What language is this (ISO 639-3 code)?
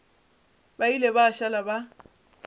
nso